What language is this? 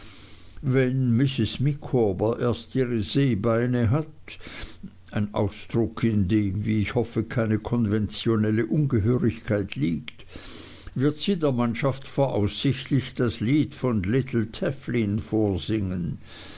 German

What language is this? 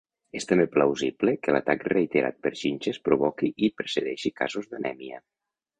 Catalan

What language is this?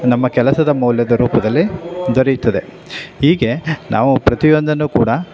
Kannada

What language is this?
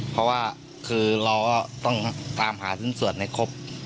Thai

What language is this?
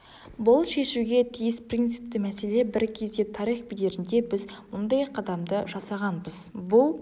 Kazakh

